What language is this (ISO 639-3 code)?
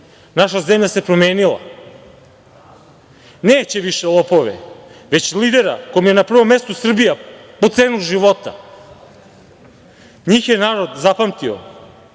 srp